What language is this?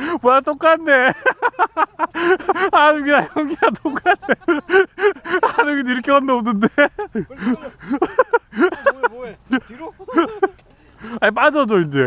Korean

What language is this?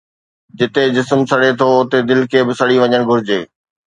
Sindhi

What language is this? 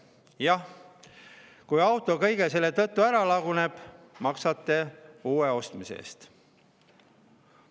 Estonian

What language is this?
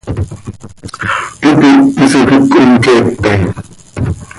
Seri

